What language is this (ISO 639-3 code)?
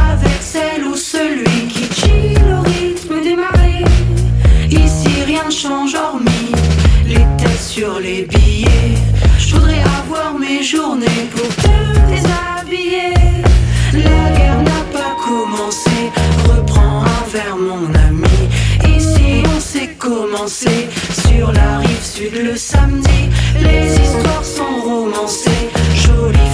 fra